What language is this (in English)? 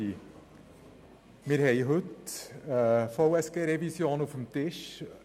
Swiss German